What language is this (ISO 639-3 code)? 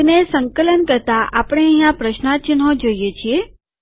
guj